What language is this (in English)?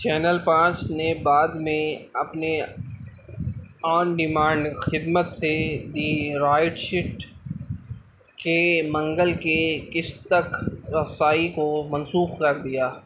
Urdu